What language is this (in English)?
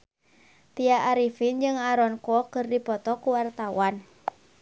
Sundanese